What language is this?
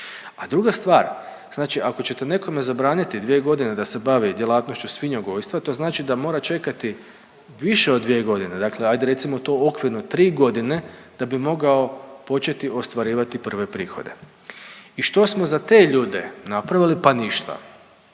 Croatian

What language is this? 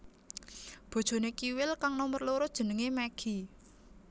Javanese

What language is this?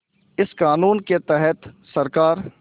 Hindi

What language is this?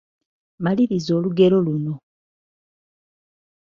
Ganda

